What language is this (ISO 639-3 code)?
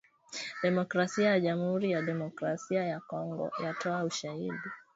swa